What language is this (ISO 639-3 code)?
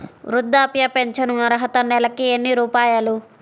tel